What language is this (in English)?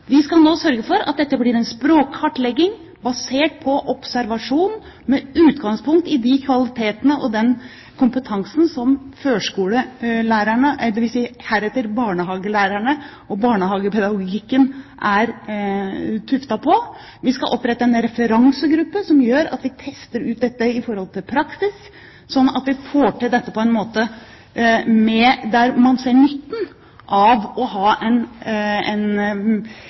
Norwegian Bokmål